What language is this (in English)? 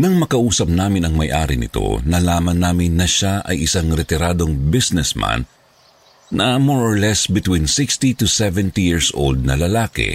Filipino